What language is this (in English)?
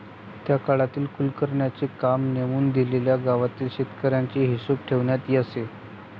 Marathi